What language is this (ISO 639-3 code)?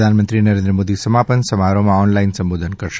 guj